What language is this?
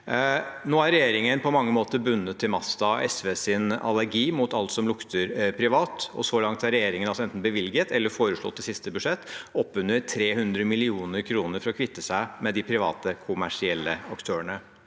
Norwegian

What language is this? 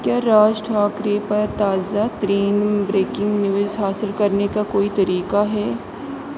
Urdu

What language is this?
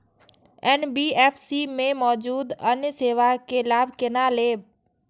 Maithili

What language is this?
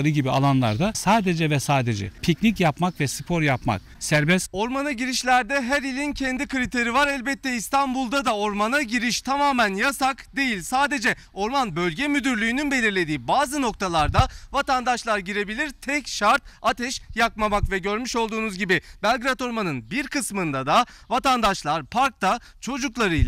Turkish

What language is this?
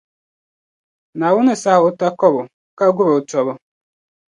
Dagbani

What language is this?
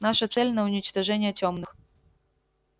Russian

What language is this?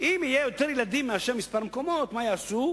Hebrew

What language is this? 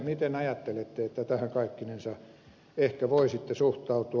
Finnish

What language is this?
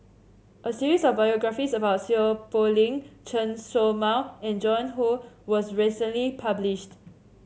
English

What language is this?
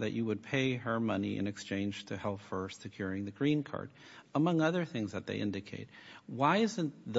English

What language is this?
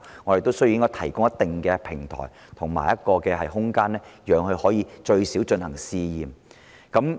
Cantonese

